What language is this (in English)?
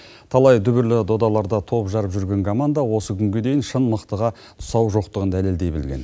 Kazakh